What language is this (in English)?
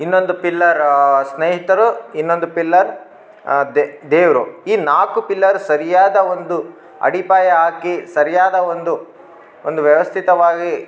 Kannada